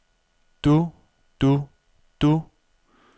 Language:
Danish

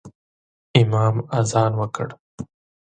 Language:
Pashto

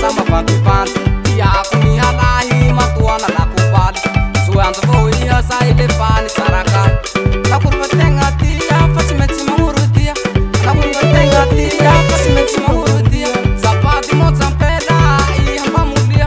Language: Romanian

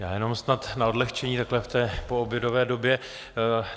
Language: Czech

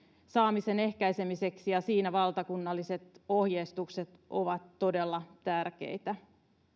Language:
Finnish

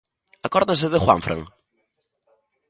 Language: Galician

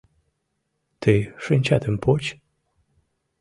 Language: Mari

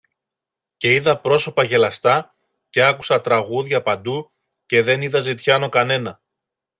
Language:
Greek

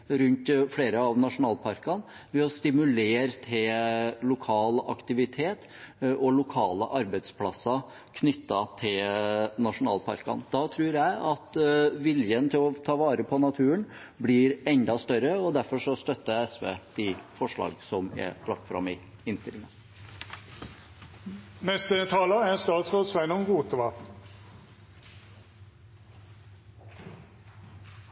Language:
Norwegian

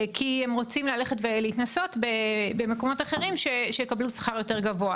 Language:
Hebrew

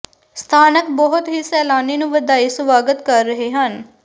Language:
Punjabi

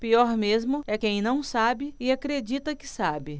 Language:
Portuguese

